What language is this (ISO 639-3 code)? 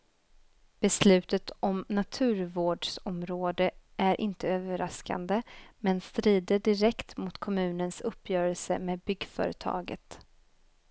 swe